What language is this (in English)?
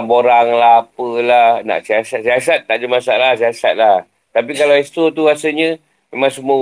Malay